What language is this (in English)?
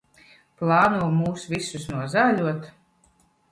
Latvian